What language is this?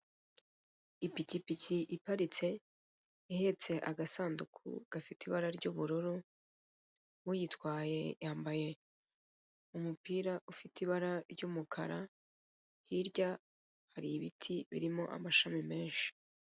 Kinyarwanda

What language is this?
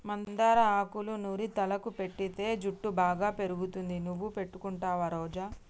Telugu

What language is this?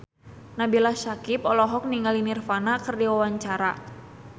Sundanese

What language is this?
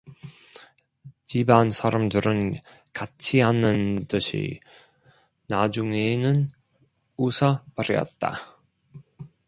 Korean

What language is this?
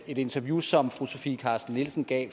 Danish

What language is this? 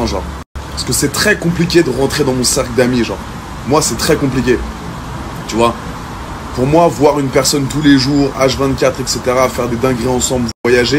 French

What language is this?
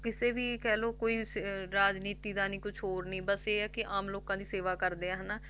Punjabi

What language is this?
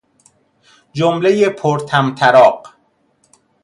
Persian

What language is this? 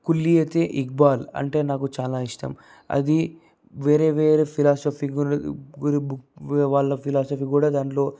Telugu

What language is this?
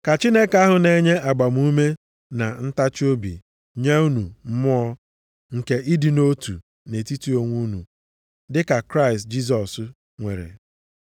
Igbo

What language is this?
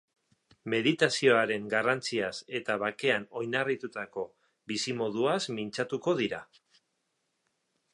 Basque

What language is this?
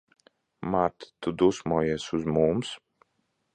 Latvian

